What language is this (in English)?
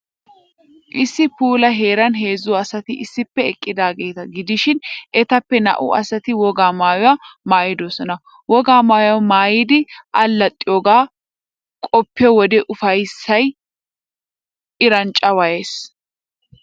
Wolaytta